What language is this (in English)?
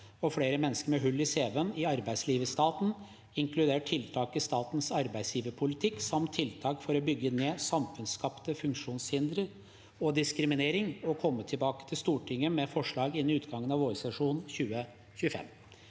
Norwegian